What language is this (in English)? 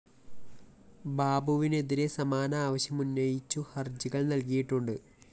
Malayalam